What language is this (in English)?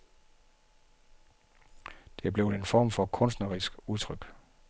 Danish